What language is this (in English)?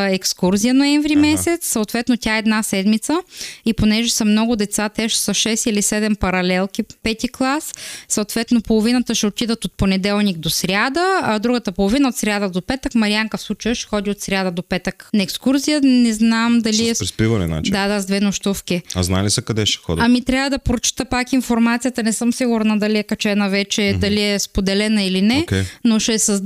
Bulgarian